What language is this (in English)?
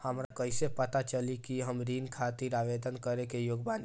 Bhojpuri